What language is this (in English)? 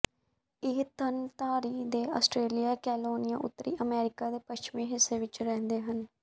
Punjabi